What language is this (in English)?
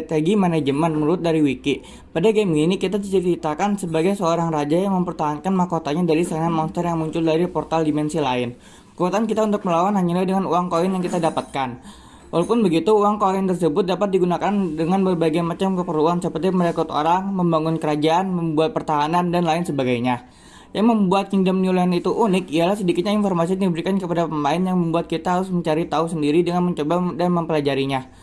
Indonesian